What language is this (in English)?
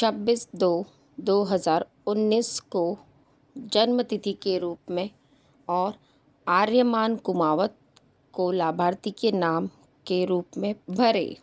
Hindi